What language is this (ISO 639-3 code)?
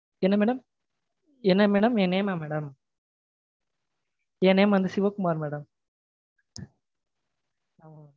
tam